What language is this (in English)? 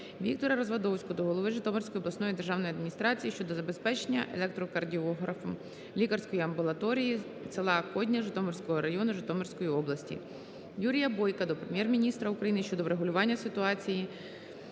Ukrainian